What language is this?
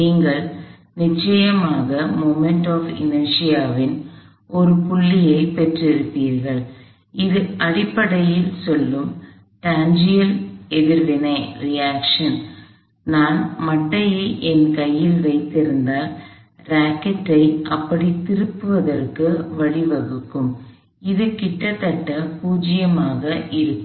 Tamil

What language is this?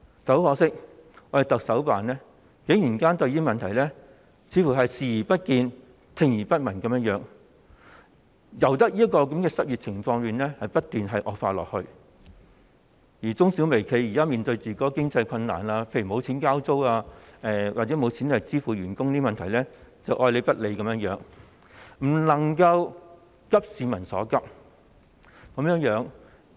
Cantonese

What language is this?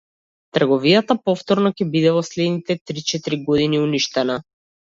Macedonian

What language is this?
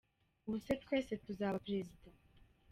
Kinyarwanda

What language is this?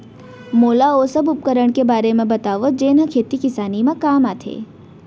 Chhattisgarhi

